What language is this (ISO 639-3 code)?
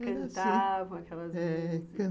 por